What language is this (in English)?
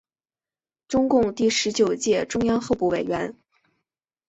Chinese